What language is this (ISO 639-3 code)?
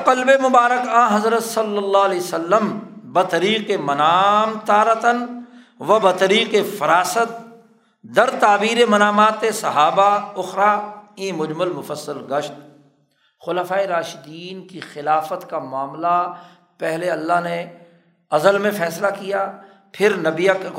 urd